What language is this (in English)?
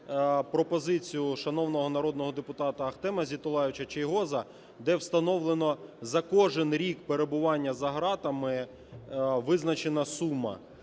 Ukrainian